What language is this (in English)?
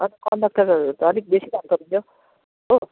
Nepali